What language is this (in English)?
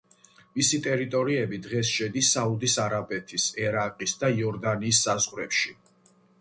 Georgian